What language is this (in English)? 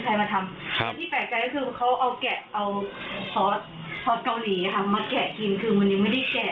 Thai